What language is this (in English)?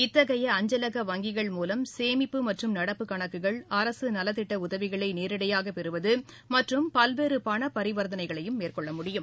Tamil